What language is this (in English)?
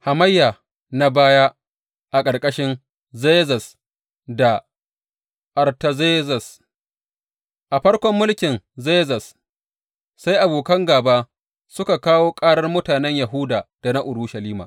Hausa